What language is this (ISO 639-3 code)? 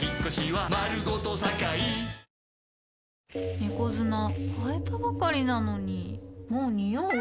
jpn